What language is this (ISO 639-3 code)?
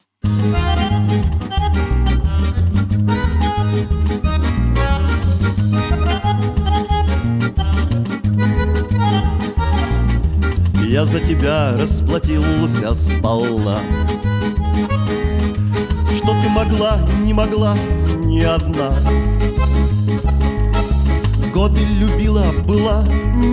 rus